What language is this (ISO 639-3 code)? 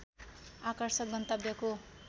nep